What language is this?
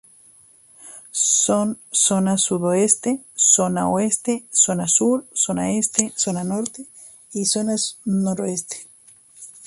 Spanish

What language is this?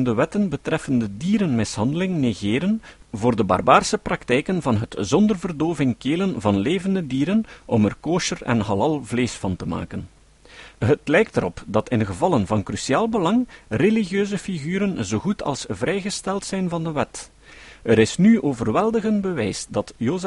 Dutch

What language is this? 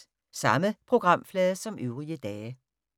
Danish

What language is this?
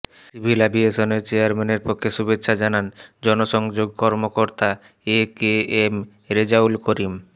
Bangla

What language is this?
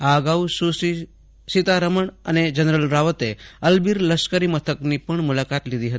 Gujarati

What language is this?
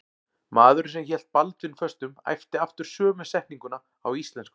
Icelandic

